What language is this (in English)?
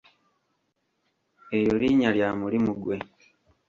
Ganda